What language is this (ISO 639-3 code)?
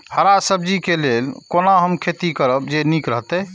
mai